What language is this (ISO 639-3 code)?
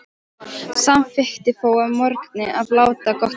isl